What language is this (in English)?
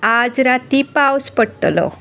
Konkani